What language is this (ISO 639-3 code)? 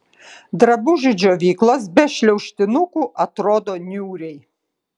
lit